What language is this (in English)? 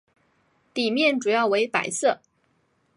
Chinese